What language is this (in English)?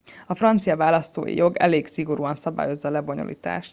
Hungarian